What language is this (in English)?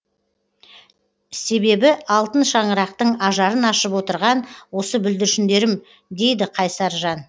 Kazakh